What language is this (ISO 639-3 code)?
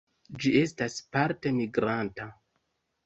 epo